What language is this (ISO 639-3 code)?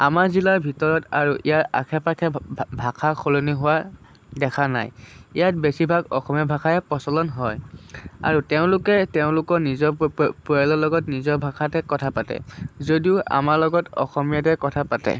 asm